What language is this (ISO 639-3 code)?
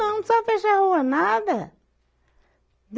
por